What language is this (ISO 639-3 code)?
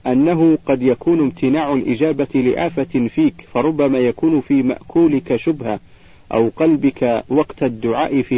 ara